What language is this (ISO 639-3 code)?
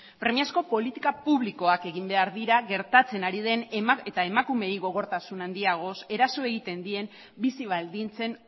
eus